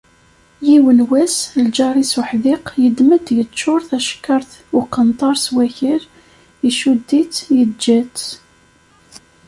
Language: Kabyle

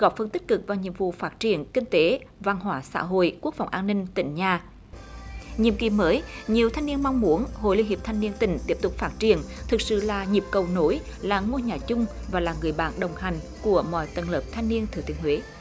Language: Vietnamese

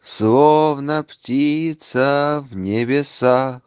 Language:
Russian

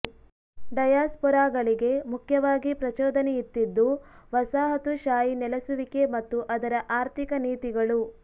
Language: Kannada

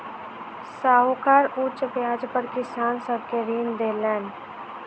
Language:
Maithili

